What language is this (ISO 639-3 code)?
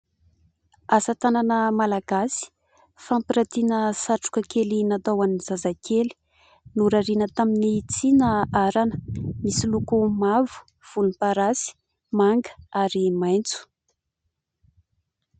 mlg